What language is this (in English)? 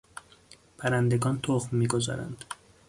Persian